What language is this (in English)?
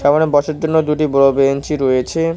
Bangla